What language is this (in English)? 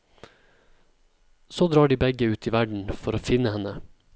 Norwegian